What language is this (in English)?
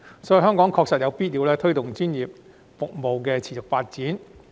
Cantonese